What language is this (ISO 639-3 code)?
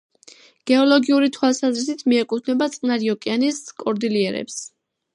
kat